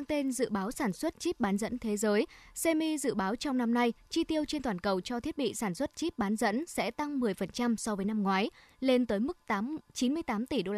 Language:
Vietnamese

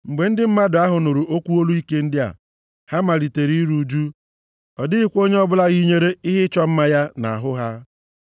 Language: Igbo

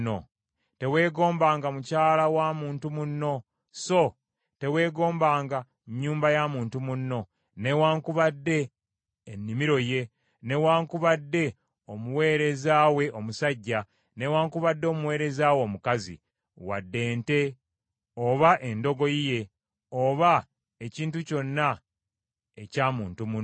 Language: Ganda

